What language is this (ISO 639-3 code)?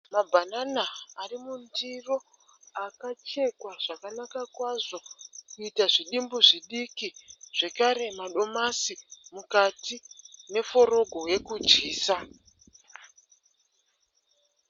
sna